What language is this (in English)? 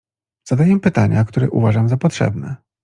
Polish